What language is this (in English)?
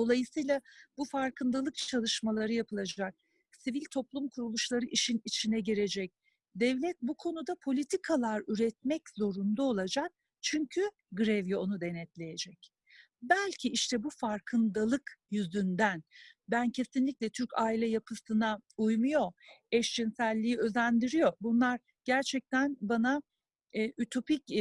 Turkish